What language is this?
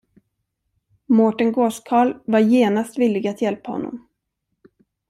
Swedish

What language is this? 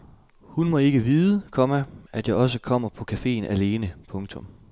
Danish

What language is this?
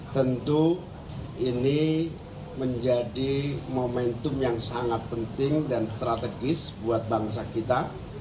Indonesian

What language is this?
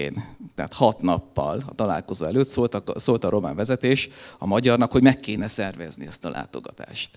Hungarian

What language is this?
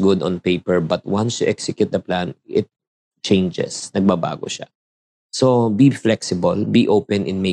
Filipino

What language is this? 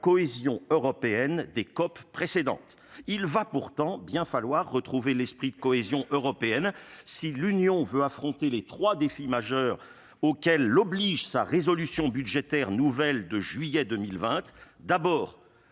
French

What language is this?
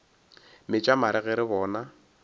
Northern Sotho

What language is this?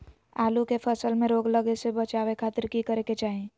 Magahi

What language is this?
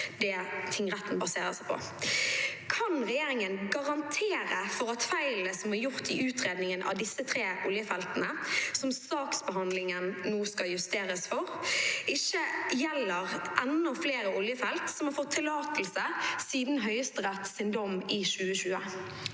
Norwegian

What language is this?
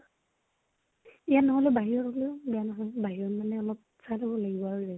Assamese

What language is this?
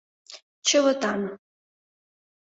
Mari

